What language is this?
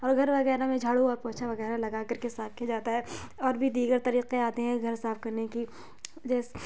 Urdu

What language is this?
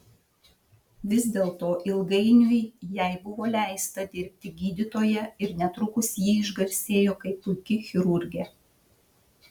Lithuanian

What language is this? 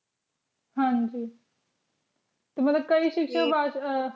Punjabi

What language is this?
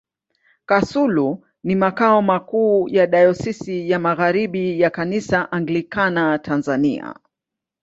Swahili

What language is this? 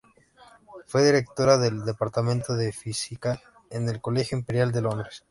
Spanish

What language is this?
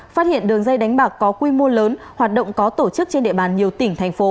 Vietnamese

